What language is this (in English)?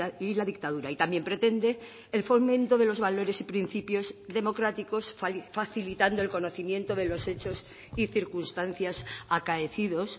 Spanish